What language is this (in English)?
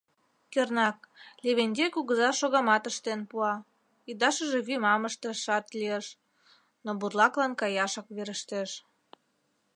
Mari